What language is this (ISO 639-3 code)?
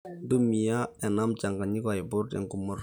mas